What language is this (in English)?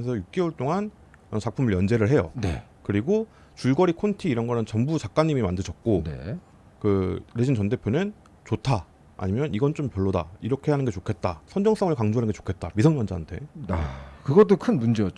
Korean